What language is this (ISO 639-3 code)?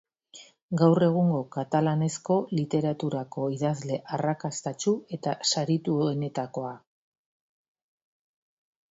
eus